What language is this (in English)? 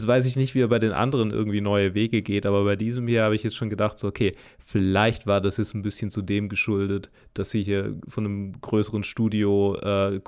German